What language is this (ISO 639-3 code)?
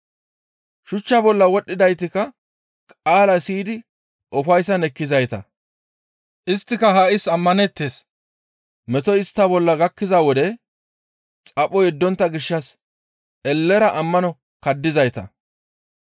gmv